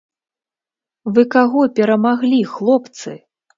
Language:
Belarusian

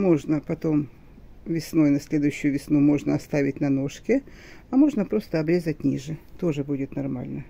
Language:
Russian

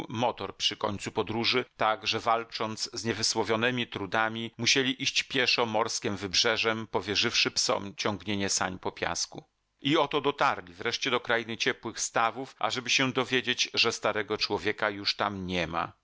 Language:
Polish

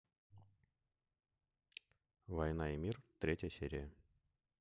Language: Russian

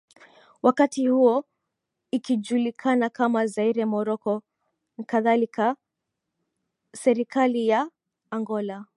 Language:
Swahili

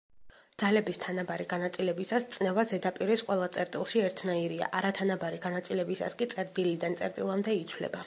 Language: Georgian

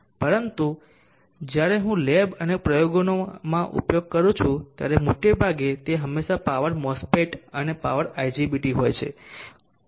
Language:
Gujarati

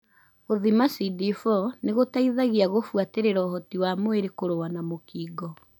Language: Kikuyu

